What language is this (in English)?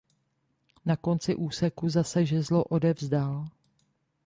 Czech